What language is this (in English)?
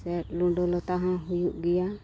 Santali